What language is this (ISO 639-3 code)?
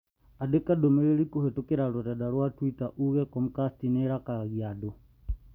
kik